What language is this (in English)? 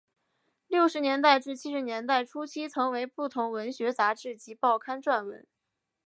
Chinese